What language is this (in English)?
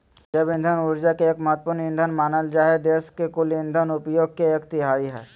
Magahi